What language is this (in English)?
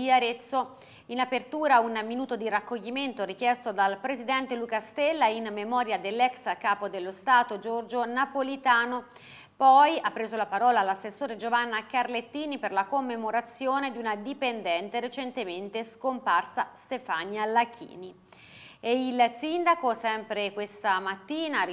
Italian